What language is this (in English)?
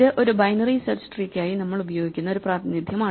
Malayalam